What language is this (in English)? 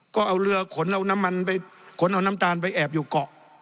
Thai